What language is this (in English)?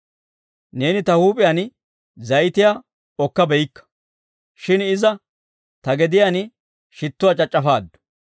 Dawro